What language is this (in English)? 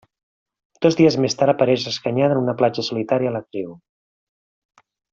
Catalan